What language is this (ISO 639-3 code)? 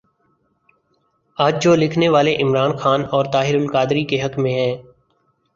urd